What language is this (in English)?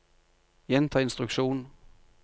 Norwegian